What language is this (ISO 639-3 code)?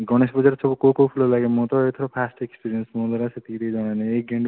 ori